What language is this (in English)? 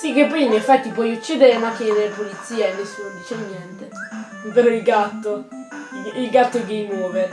Italian